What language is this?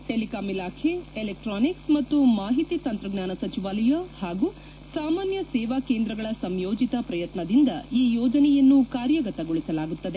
Kannada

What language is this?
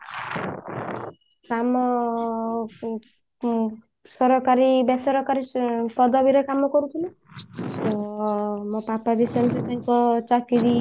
Odia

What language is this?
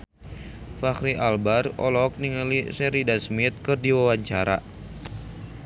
Sundanese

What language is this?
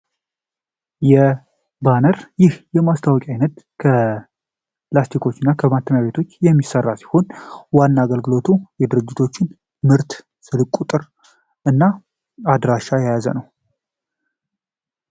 Amharic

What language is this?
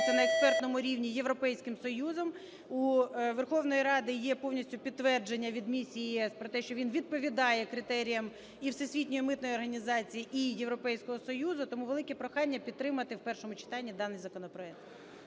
Ukrainian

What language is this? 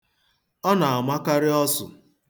Igbo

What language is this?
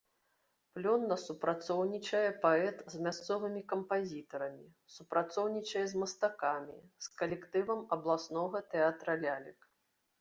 Belarusian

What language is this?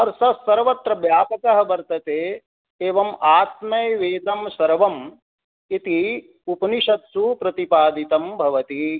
Sanskrit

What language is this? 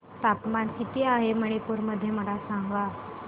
Marathi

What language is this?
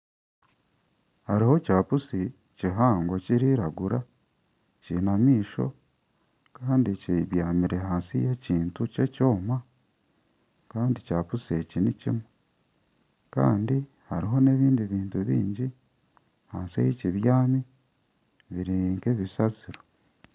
Nyankole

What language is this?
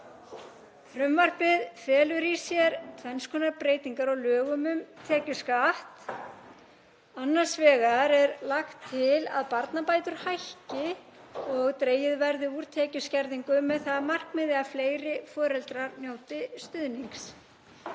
Icelandic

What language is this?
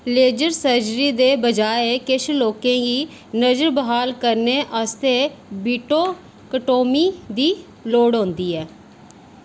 Dogri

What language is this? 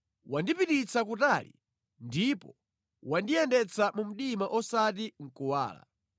Nyanja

